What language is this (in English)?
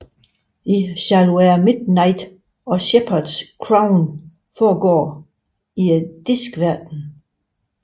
Danish